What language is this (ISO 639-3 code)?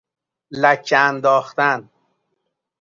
fas